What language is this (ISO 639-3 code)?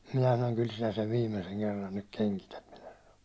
fin